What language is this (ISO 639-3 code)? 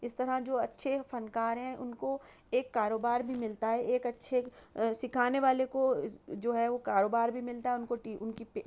urd